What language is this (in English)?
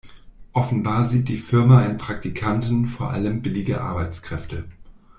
German